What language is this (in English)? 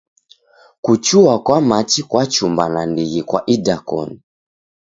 Taita